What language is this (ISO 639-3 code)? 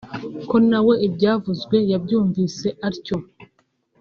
kin